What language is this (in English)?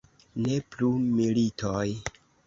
Esperanto